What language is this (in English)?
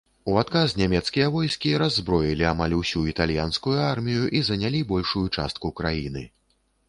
Belarusian